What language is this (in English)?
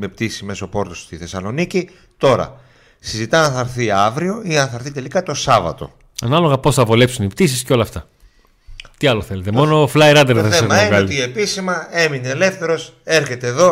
Greek